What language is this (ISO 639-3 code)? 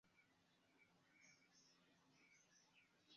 epo